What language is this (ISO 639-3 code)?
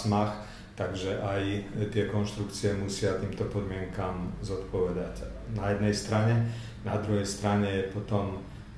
slk